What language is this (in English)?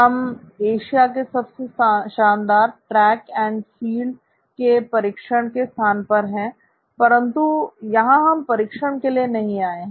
Hindi